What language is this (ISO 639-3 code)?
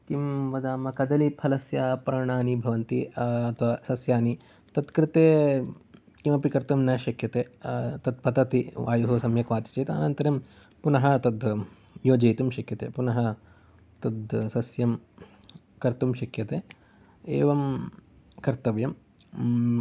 san